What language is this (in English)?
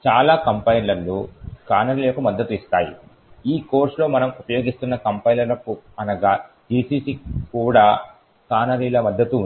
Telugu